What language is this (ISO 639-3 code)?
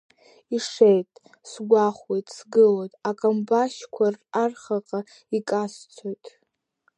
abk